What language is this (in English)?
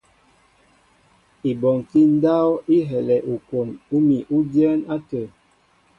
Mbo (Cameroon)